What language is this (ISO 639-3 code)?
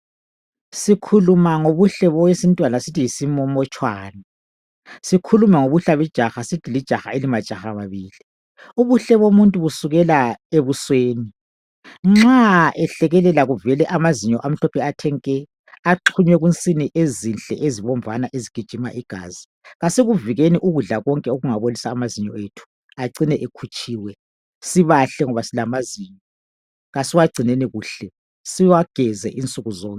nde